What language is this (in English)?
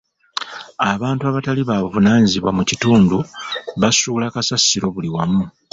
Ganda